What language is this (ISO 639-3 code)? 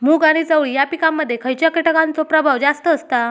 mar